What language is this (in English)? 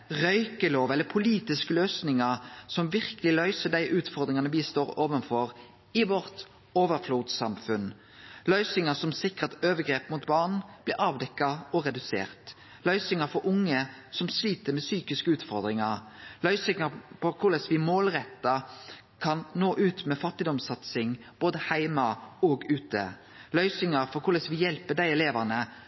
Norwegian Nynorsk